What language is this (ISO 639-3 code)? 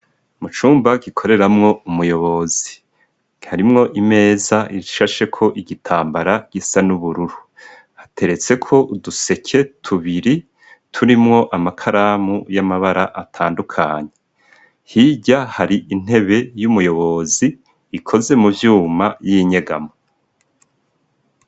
run